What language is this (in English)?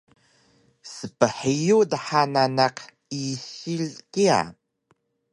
Taroko